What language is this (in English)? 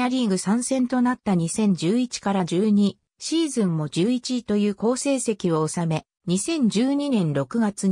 Japanese